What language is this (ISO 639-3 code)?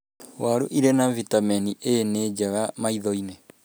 kik